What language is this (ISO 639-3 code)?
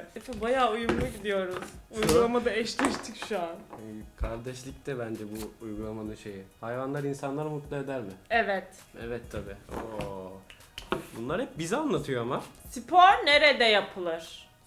tur